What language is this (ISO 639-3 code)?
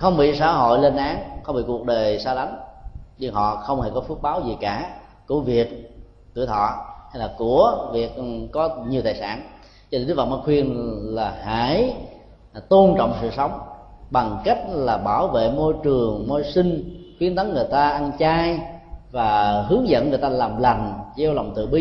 vie